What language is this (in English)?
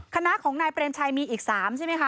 Thai